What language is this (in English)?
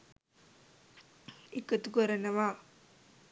Sinhala